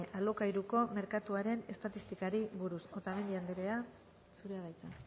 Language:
Basque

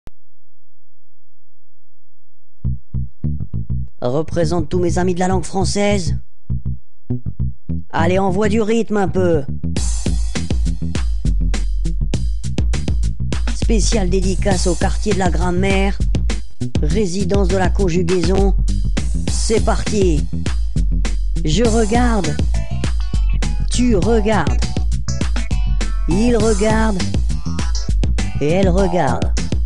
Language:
French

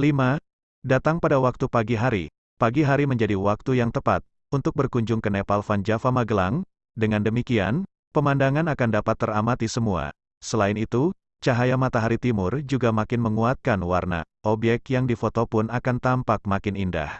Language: Indonesian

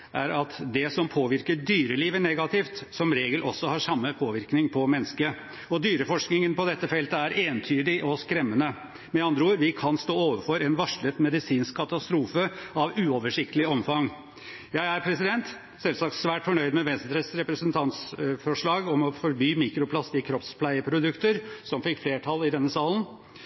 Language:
Norwegian Bokmål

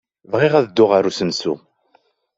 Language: Kabyle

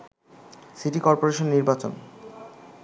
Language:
Bangla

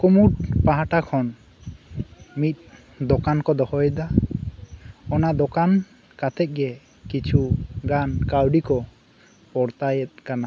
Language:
Santali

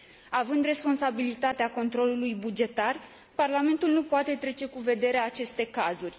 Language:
Romanian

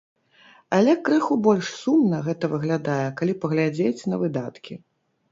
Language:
Belarusian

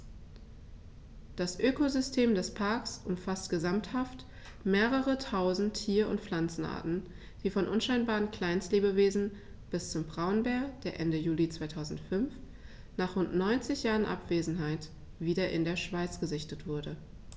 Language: German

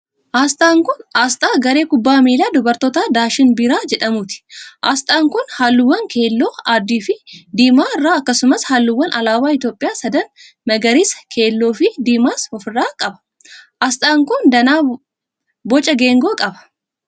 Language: Oromo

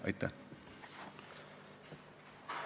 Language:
Estonian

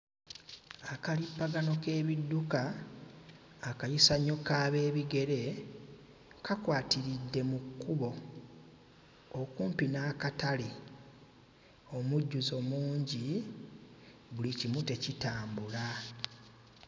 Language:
Ganda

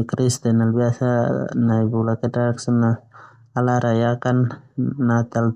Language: Termanu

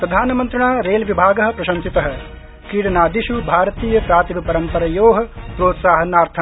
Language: Sanskrit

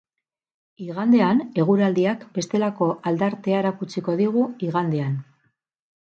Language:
Basque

